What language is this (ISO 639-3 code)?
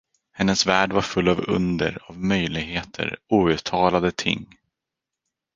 swe